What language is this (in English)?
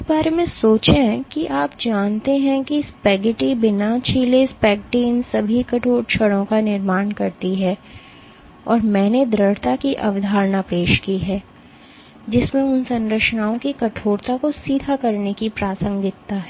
Hindi